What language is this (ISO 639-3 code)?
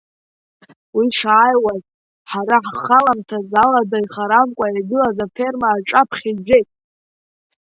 abk